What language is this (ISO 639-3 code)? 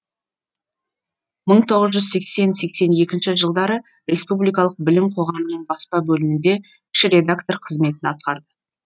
kaz